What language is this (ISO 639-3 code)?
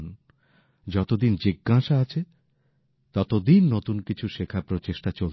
ben